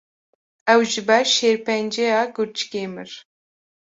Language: Kurdish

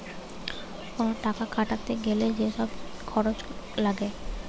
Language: Bangla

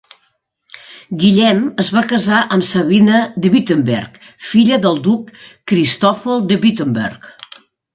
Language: Catalan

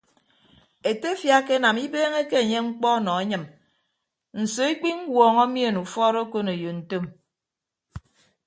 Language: Ibibio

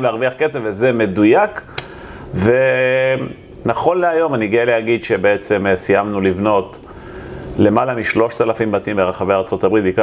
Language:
Hebrew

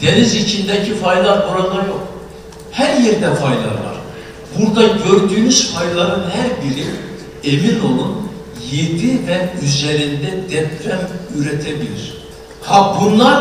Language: Turkish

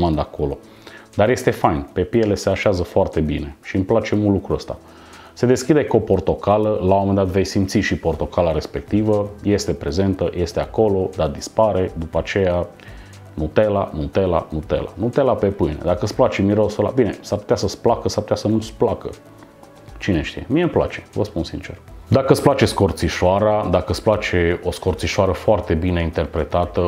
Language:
Romanian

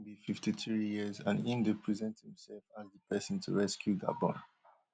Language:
Nigerian Pidgin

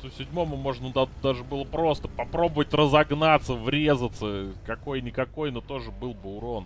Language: Russian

